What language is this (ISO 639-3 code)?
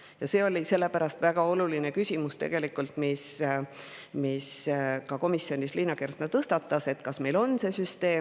est